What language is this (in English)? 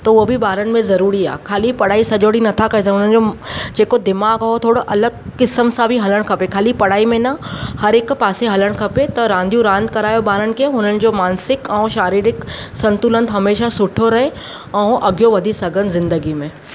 Sindhi